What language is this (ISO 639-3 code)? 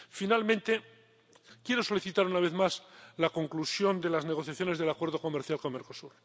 spa